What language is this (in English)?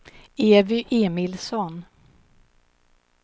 Swedish